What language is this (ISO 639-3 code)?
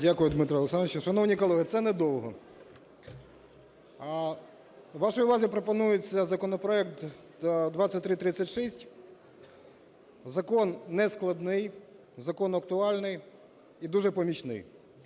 ukr